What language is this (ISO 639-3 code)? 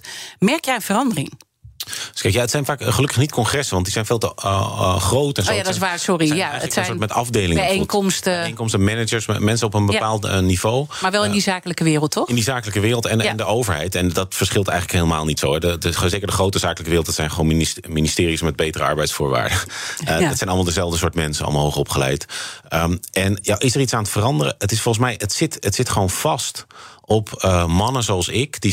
nld